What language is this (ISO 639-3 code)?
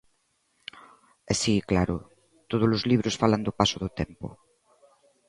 glg